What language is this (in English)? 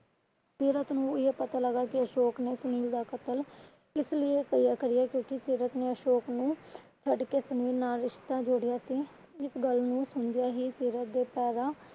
Punjabi